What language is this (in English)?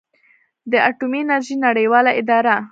Pashto